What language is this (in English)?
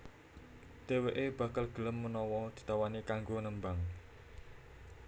Javanese